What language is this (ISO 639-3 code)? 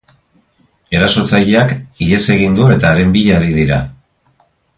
eus